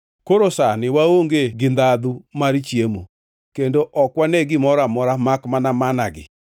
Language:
Luo (Kenya and Tanzania)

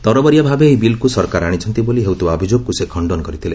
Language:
Odia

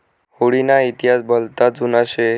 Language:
Marathi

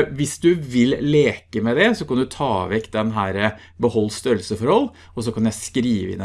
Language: Norwegian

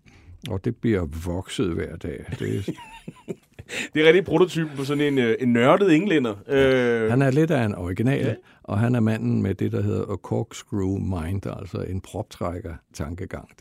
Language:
Danish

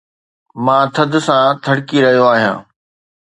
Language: Sindhi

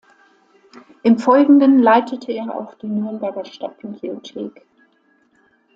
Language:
German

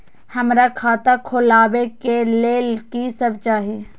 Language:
Maithili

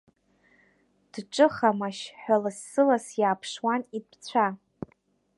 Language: Abkhazian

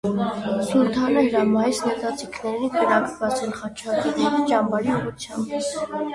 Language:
Armenian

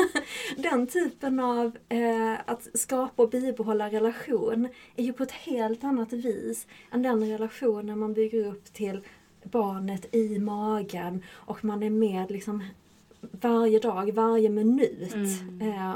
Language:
Swedish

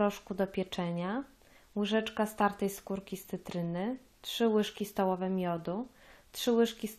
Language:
Polish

